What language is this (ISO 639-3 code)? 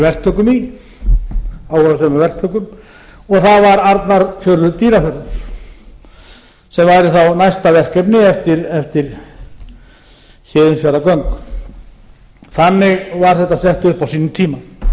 isl